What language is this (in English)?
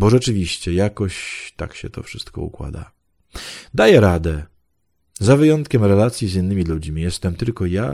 Polish